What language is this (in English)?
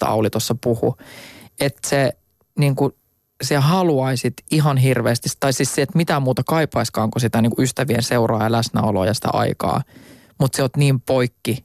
Finnish